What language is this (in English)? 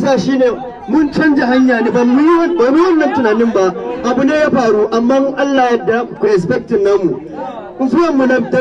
Arabic